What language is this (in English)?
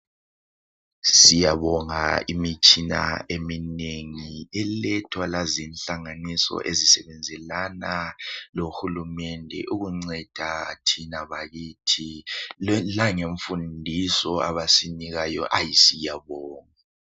North Ndebele